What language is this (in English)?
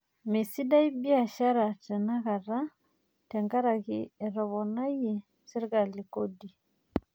Masai